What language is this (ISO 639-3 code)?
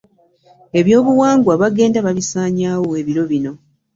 lug